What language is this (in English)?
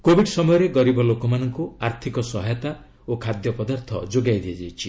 Odia